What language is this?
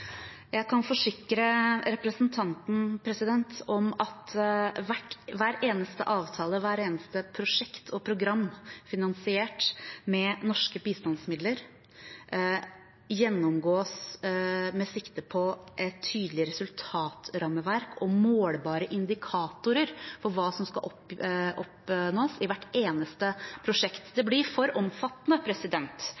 Norwegian Bokmål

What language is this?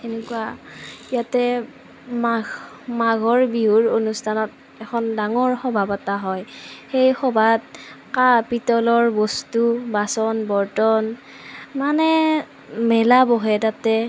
Assamese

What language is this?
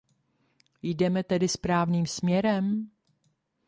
Czech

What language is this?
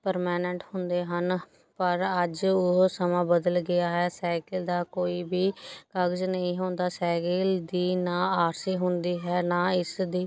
Punjabi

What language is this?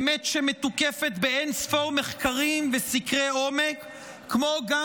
Hebrew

